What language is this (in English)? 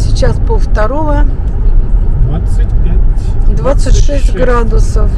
Russian